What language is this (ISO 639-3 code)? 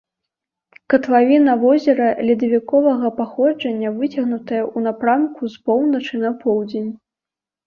bel